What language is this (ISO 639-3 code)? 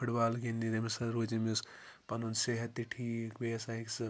kas